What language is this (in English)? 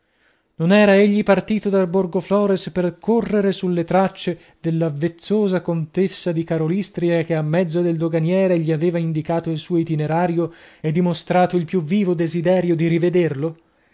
Italian